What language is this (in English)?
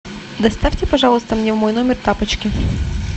Russian